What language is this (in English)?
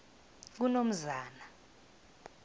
South Ndebele